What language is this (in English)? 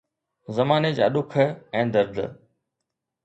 Sindhi